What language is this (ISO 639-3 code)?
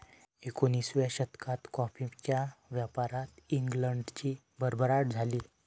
mar